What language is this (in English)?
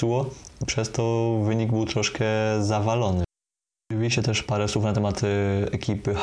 Polish